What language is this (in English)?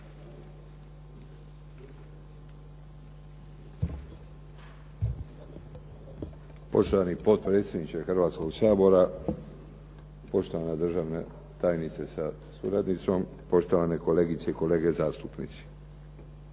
Croatian